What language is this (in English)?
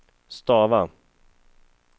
Swedish